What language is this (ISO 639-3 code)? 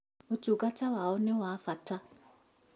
kik